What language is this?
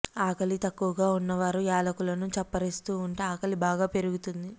Telugu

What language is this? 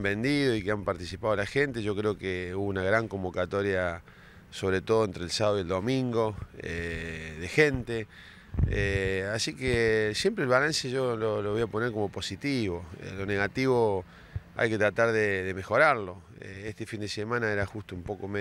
Spanish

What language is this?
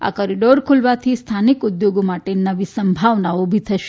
Gujarati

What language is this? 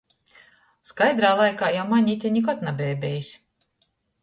Latgalian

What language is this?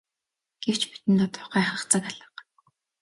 Mongolian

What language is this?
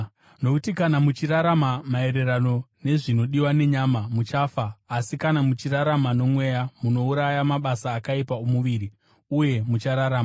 Shona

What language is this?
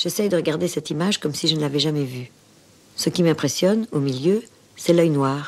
French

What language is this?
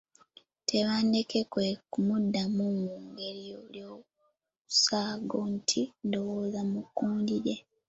Ganda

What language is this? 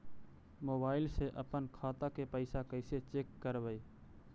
Magahi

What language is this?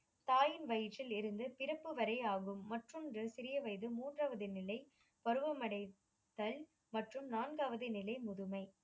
Tamil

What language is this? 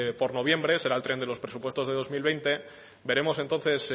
Spanish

